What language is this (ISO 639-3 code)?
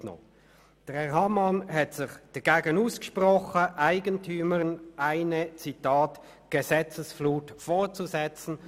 gsw